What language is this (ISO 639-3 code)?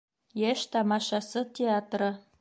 bak